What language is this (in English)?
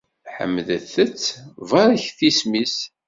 Kabyle